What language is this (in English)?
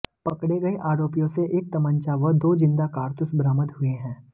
Hindi